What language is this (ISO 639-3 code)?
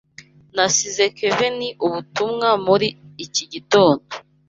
kin